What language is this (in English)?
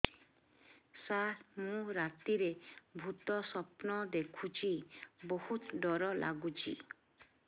Odia